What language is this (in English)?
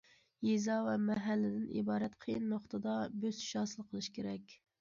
Uyghur